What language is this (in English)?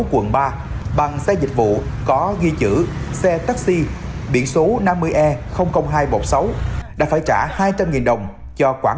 Vietnamese